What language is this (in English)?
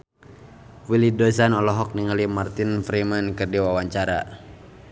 Sundanese